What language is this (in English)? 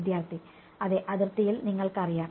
Malayalam